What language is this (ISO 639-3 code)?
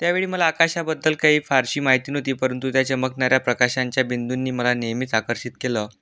mar